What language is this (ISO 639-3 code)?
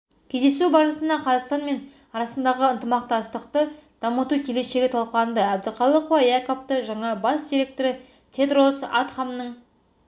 kaz